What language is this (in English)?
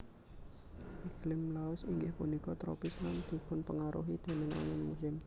Javanese